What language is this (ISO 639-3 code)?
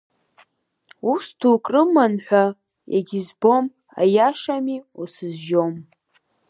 abk